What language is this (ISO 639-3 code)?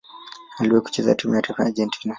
swa